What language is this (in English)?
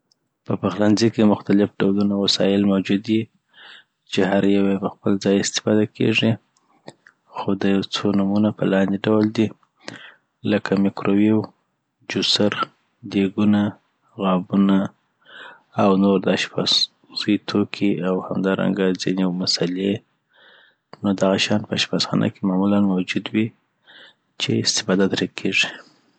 Southern Pashto